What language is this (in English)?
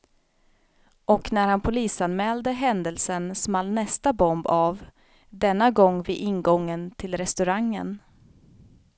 Swedish